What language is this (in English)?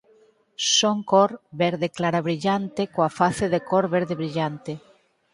Galician